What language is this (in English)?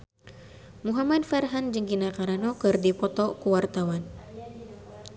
Sundanese